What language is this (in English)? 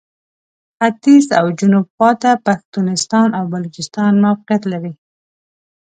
Pashto